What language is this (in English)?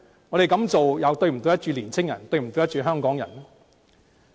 Cantonese